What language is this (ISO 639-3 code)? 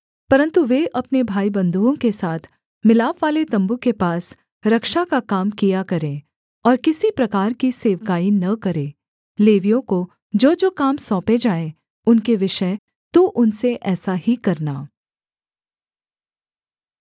hin